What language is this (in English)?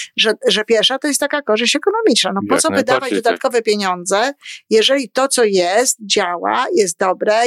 Polish